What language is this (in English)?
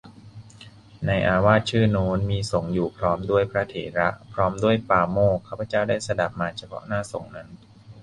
Thai